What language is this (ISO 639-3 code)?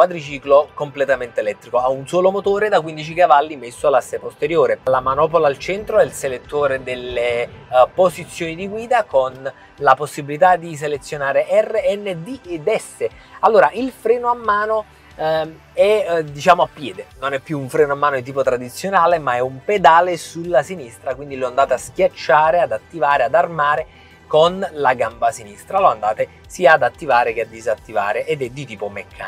ita